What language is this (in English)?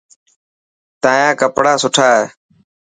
Dhatki